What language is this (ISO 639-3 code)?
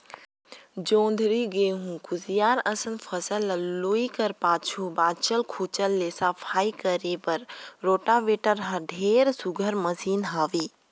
hne